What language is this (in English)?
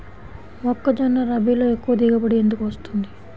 Telugu